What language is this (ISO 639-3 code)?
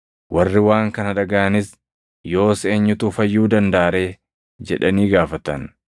orm